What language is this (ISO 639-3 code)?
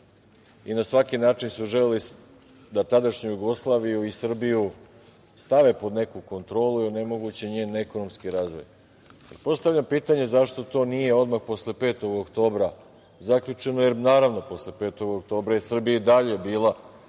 srp